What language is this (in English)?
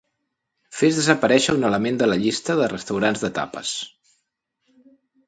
Catalan